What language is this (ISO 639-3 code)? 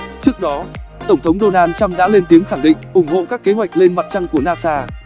vie